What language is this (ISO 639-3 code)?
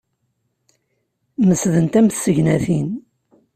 kab